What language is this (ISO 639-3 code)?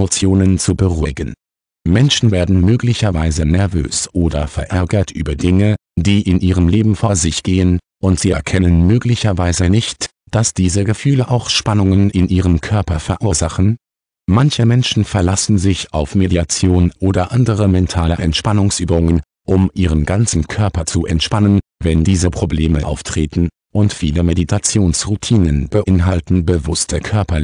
deu